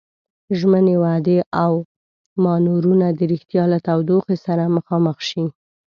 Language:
Pashto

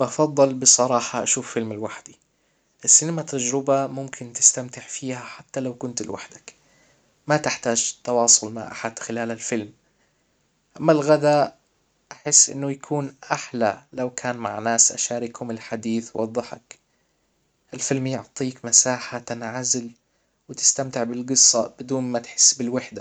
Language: Hijazi Arabic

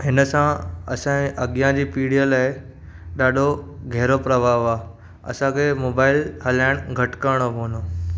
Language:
Sindhi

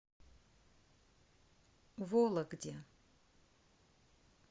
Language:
Russian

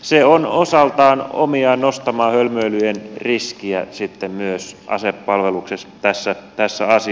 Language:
Finnish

